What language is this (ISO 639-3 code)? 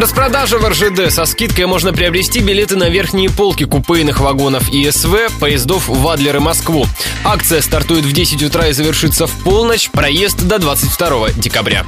rus